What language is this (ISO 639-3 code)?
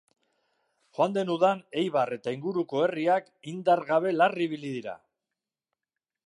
eus